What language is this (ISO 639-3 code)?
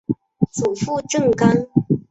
zho